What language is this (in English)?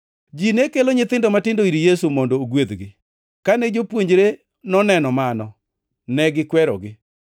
Luo (Kenya and Tanzania)